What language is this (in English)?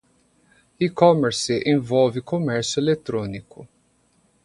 Portuguese